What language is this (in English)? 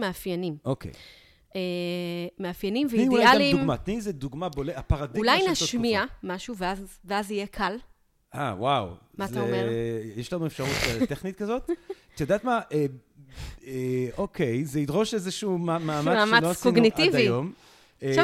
Hebrew